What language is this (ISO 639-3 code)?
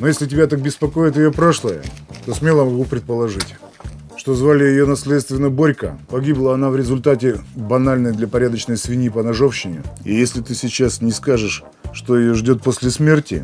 rus